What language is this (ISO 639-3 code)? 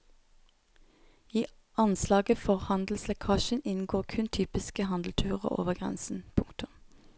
nor